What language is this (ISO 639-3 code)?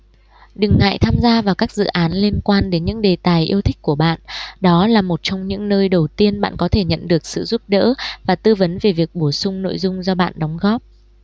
vie